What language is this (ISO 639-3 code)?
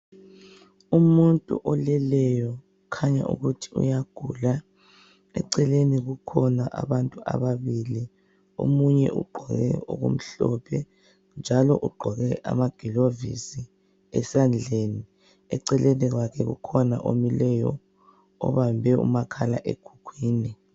nde